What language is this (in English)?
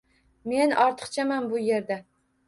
Uzbek